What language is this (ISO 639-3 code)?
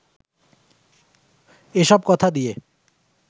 ben